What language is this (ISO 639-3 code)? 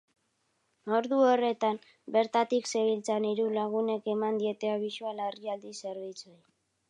eus